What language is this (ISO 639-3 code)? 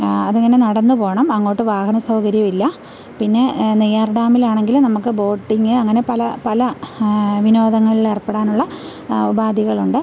mal